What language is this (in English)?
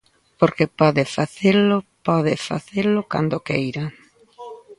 Galician